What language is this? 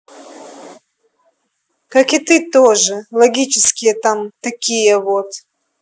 Russian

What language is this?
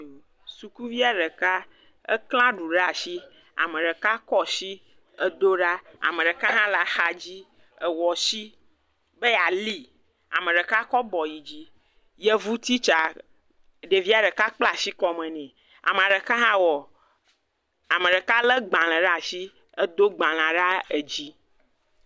Ewe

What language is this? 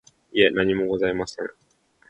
Japanese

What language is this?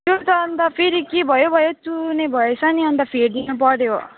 Nepali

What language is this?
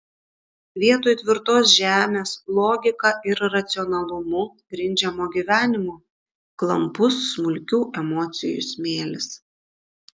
Lithuanian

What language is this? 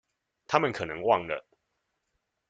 Chinese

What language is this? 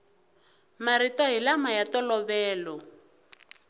Tsonga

